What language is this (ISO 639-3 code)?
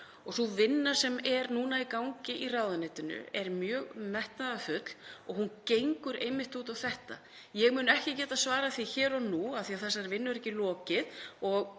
isl